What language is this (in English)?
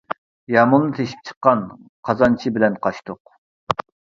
Uyghur